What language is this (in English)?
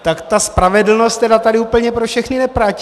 Czech